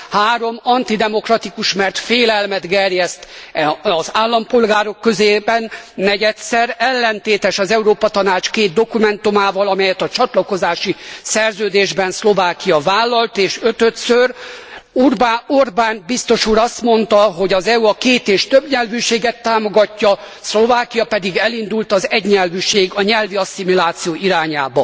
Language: Hungarian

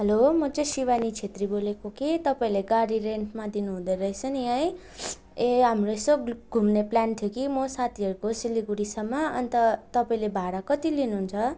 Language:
Nepali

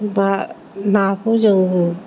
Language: Bodo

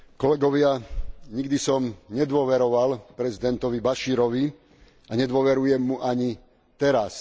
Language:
Slovak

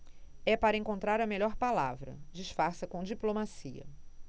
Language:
Portuguese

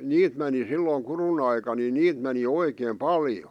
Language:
Finnish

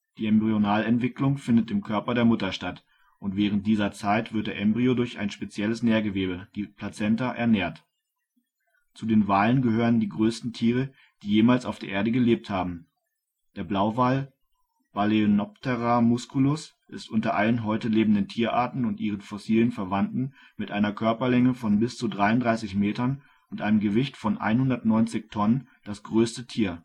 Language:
German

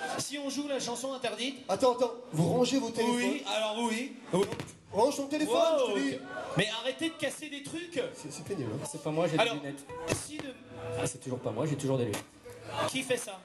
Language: French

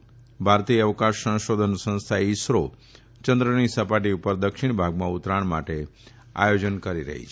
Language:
Gujarati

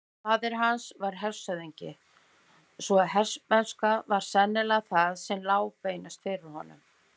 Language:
Icelandic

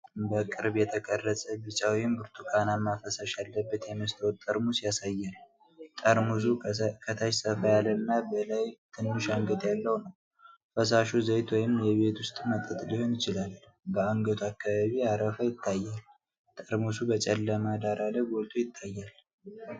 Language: Amharic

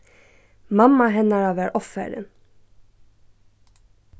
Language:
Faroese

